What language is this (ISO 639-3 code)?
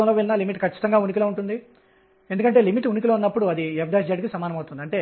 tel